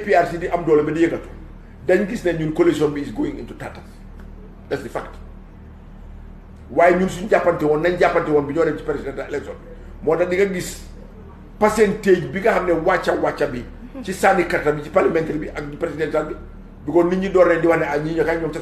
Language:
French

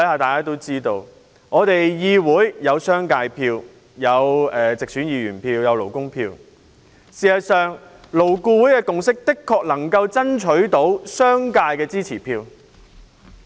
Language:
Cantonese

